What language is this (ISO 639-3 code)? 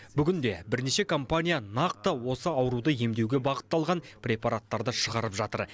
kaz